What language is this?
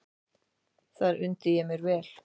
Icelandic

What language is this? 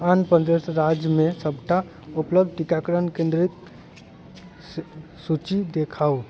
Maithili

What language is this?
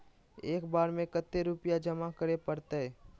Magahi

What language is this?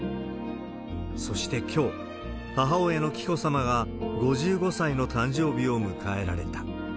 Japanese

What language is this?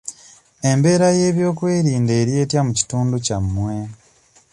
Ganda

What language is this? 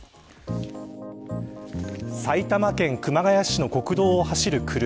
Japanese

